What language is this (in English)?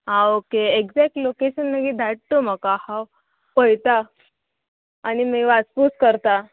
Konkani